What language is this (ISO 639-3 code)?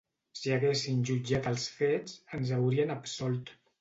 cat